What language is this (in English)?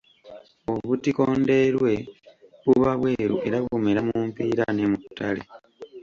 Ganda